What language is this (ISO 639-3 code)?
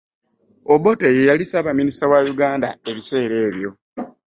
lug